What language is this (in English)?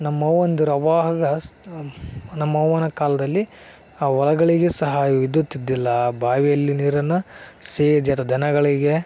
Kannada